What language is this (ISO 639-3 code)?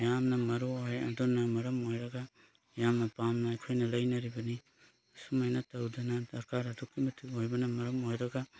mni